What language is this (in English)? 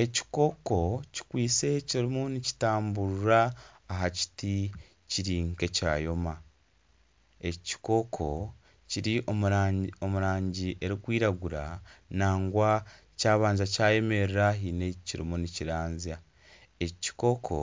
Nyankole